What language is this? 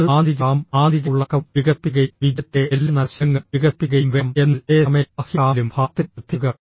Malayalam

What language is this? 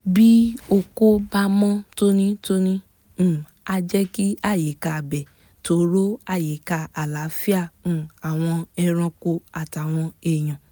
Yoruba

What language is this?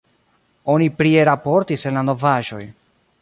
Esperanto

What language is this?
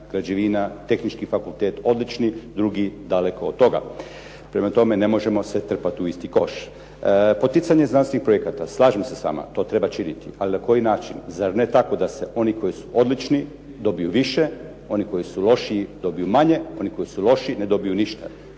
Croatian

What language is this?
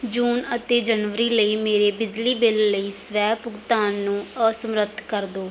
Punjabi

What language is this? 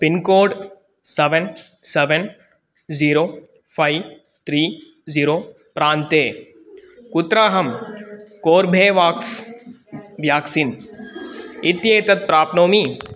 Sanskrit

